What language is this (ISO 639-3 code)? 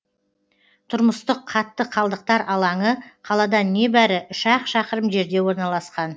kaz